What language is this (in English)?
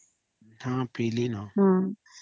Odia